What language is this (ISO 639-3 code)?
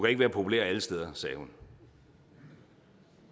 dan